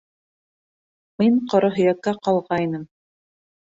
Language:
Bashkir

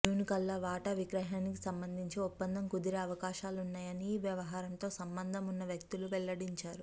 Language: Telugu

